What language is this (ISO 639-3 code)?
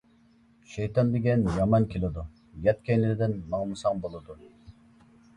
uig